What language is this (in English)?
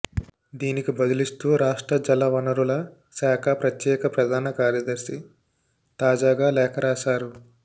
Telugu